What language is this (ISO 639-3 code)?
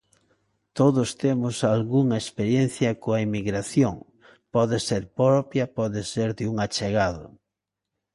glg